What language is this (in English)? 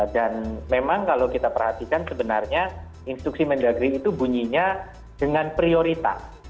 Indonesian